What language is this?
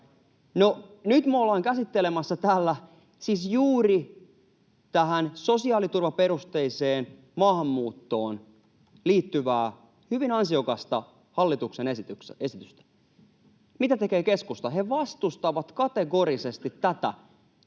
Finnish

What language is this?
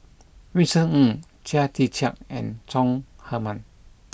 English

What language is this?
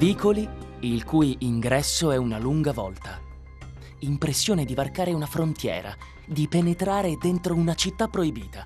Italian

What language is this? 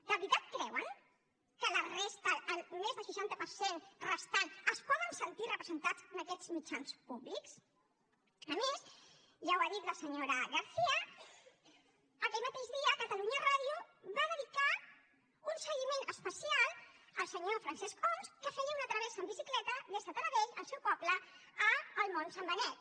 Catalan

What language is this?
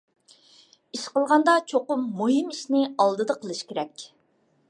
Uyghur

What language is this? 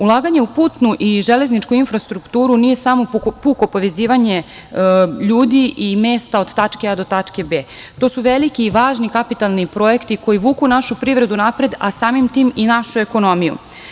Serbian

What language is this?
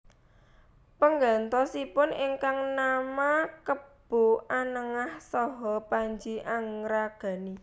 Javanese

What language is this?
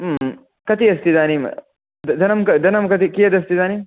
Sanskrit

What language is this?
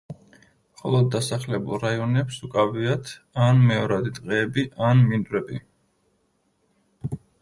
Georgian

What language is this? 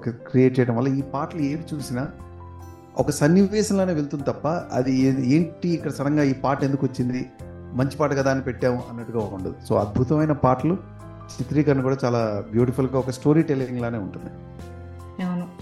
Telugu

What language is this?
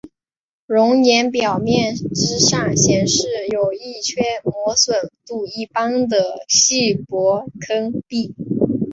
Chinese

